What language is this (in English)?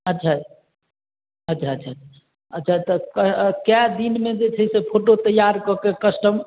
Maithili